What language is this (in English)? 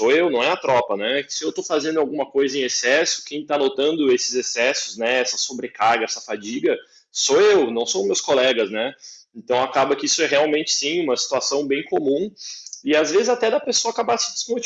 Portuguese